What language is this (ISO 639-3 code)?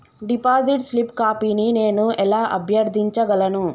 tel